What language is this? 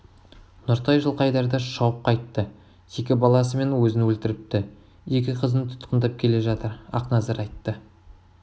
Kazakh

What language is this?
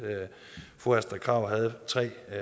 Danish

